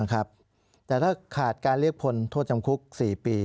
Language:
Thai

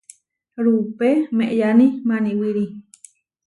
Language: Huarijio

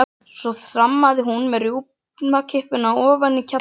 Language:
Icelandic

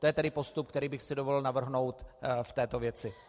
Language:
Czech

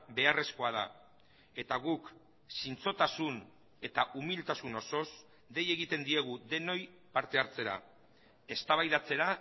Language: Basque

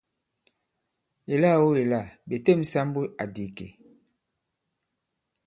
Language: Bankon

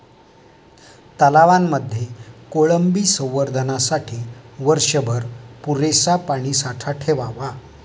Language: Marathi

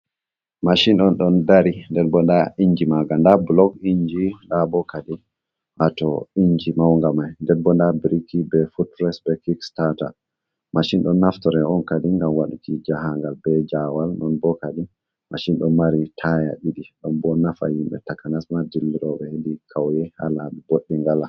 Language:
Fula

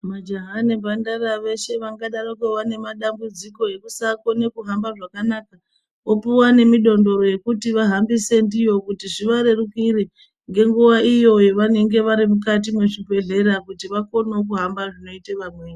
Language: Ndau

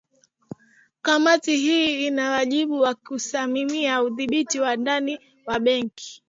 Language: Swahili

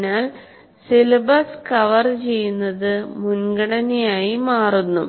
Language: Malayalam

